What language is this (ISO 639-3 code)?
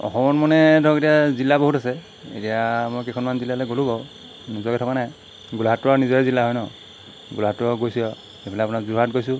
asm